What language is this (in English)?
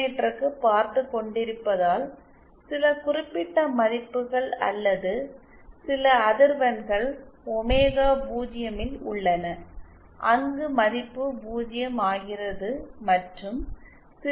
Tamil